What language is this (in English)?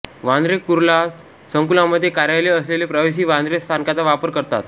Marathi